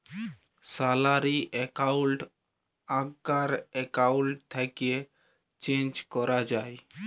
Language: Bangla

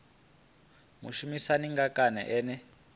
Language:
Venda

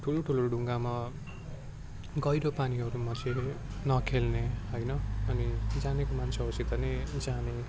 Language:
Nepali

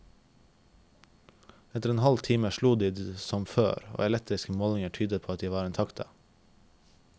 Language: Norwegian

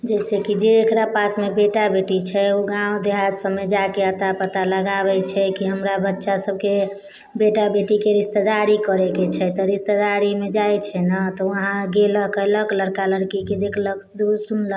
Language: Maithili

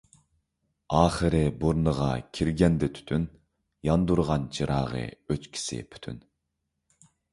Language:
Uyghur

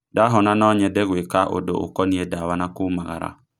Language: Kikuyu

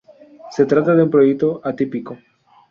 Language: Spanish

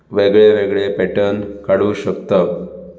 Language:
Konkani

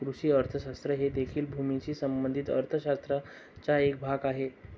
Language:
Marathi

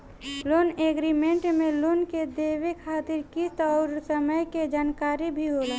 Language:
Bhojpuri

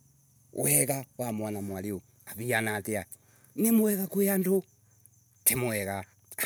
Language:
Embu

